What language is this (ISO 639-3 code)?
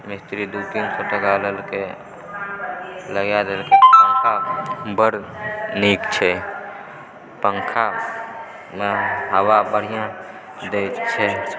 mai